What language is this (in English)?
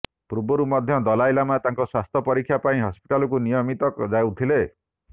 Odia